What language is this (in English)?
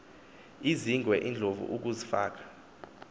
Xhosa